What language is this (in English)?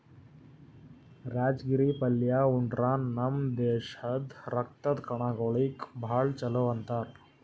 Kannada